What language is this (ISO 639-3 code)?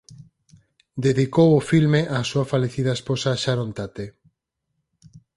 glg